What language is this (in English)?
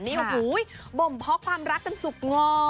Thai